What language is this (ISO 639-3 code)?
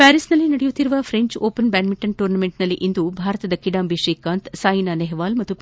kan